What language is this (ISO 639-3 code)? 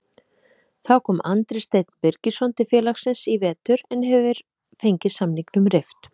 isl